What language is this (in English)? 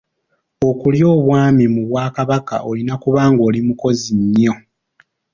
Ganda